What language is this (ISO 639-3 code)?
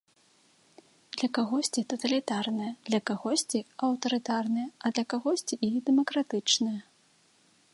bel